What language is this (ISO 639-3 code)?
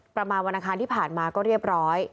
tha